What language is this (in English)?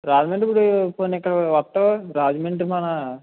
Telugu